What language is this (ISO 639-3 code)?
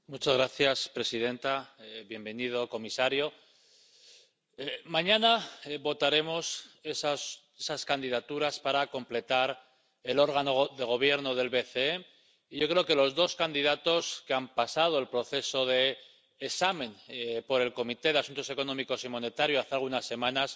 spa